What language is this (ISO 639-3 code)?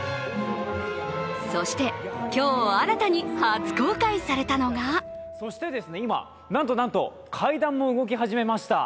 jpn